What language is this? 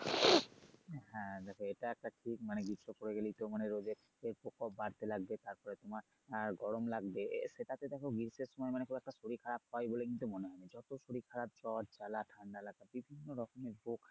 Bangla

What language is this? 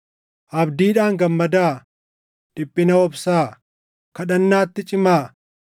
Oromo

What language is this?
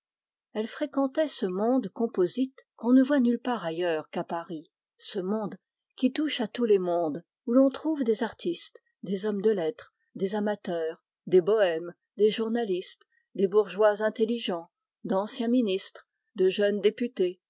French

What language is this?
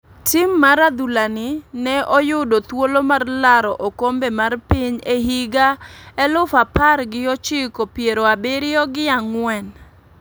Luo (Kenya and Tanzania)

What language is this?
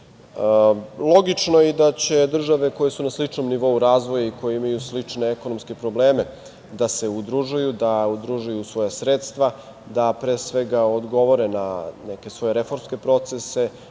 Serbian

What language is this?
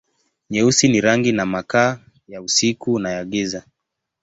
Swahili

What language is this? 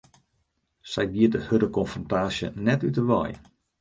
Western Frisian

